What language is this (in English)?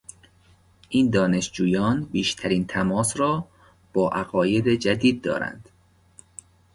Persian